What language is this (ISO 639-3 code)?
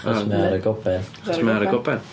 cym